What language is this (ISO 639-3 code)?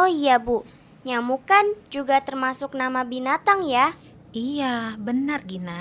ind